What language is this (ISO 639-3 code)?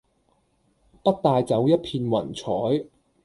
yue